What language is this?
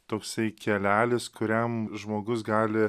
Lithuanian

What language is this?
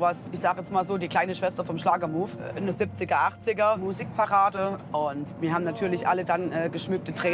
German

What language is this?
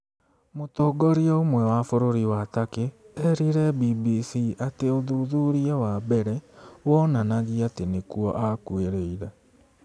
Kikuyu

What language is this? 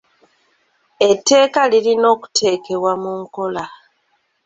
Ganda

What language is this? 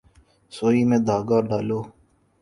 Urdu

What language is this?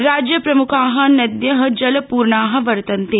Sanskrit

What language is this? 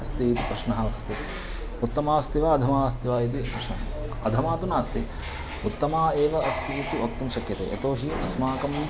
Sanskrit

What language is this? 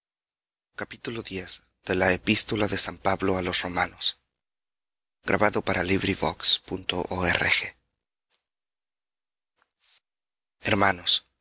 Spanish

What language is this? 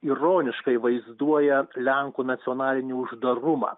Lithuanian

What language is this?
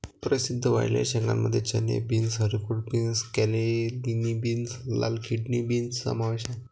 Marathi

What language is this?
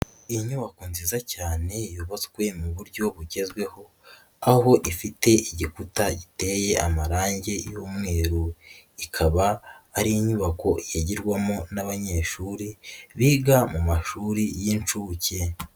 Kinyarwanda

